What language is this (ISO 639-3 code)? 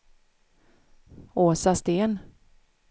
swe